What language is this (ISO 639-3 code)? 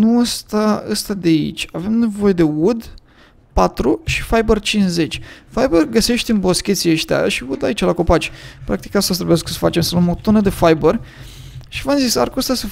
ron